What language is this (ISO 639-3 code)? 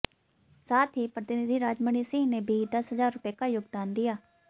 hin